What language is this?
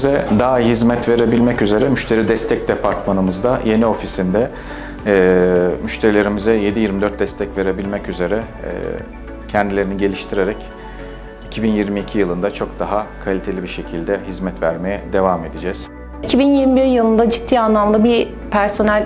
Turkish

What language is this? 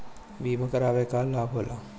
Bhojpuri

